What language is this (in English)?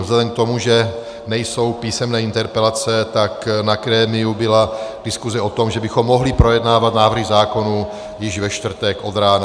Czech